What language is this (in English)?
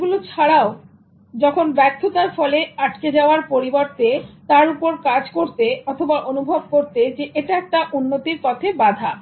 Bangla